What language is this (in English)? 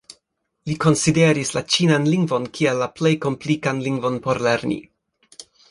Esperanto